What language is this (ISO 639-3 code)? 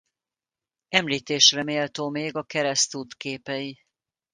hun